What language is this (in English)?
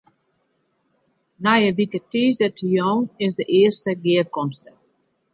Western Frisian